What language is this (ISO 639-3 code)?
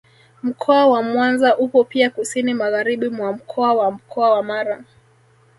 swa